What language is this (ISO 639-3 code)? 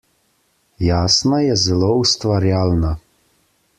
slv